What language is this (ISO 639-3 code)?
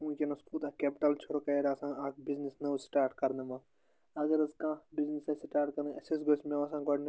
kas